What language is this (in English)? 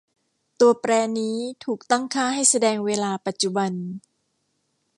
Thai